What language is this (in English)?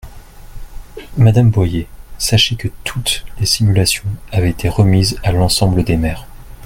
French